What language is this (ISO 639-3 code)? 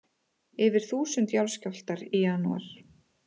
isl